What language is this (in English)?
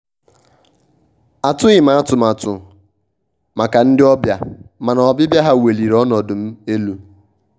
Igbo